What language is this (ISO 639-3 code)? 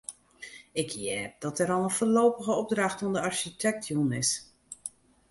fry